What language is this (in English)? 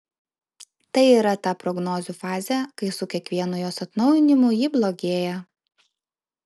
Lithuanian